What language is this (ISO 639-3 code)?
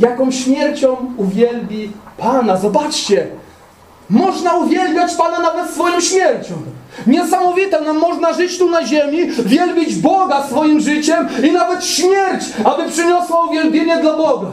pol